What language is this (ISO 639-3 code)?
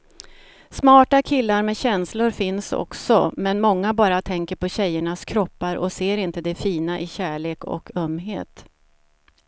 swe